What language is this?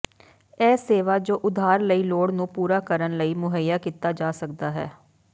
Punjabi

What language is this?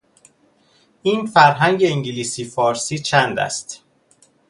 Persian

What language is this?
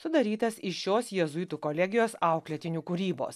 Lithuanian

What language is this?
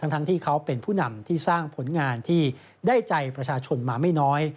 Thai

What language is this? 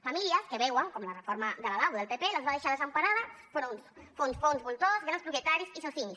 Catalan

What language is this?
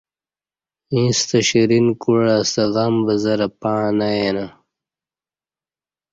Kati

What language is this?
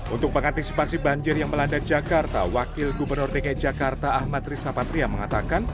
Indonesian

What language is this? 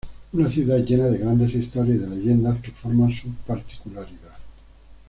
Spanish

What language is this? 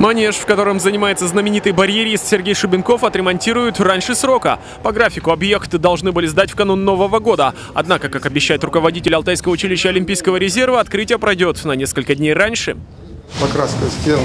Russian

